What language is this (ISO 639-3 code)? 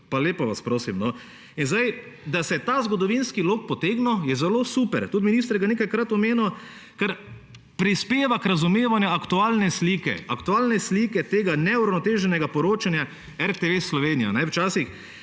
slv